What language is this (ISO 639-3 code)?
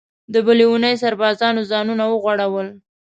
pus